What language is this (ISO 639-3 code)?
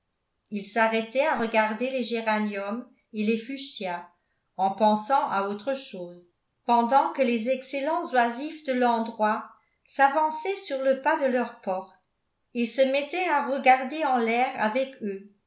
fra